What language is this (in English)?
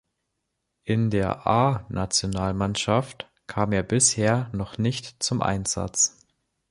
German